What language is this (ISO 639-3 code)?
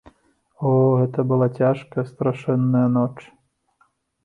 bel